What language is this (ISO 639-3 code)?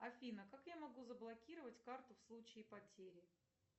rus